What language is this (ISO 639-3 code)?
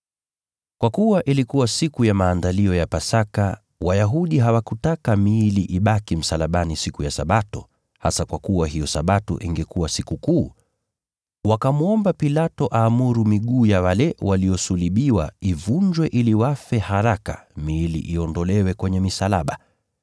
swa